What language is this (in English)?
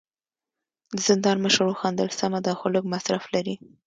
Pashto